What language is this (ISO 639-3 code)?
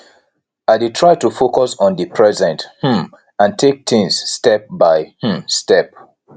pcm